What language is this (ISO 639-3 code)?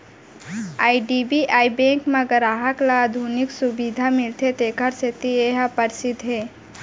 hne